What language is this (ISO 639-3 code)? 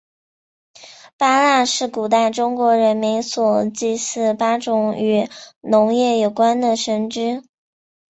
zho